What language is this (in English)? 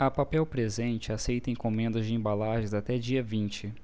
Portuguese